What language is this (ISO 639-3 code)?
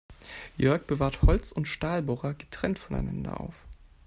deu